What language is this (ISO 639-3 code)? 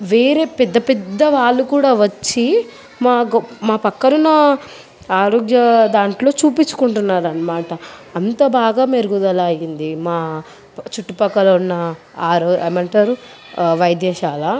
tel